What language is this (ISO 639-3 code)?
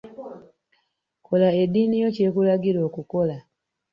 lug